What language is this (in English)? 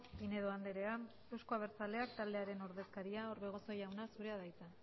Basque